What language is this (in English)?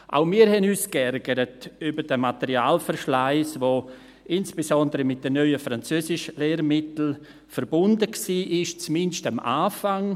Swiss German